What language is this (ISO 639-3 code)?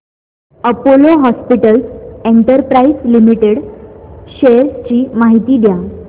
mar